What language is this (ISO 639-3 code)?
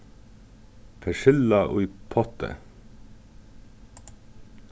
fao